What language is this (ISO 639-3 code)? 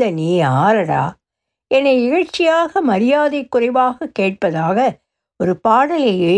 tam